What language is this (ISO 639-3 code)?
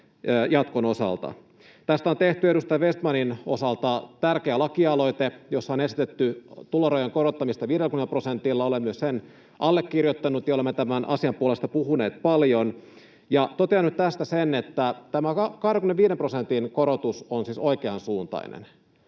fin